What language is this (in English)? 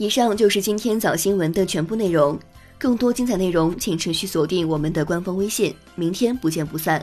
Chinese